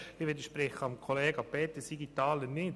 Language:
Swiss German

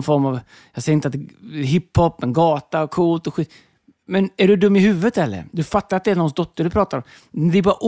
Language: Swedish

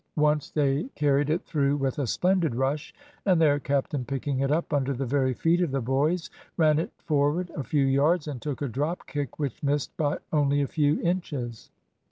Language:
English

